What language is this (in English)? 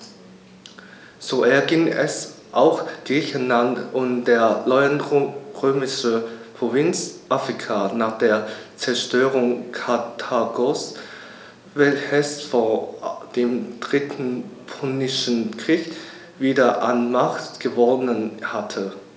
German